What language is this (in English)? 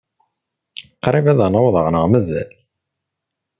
Kabyle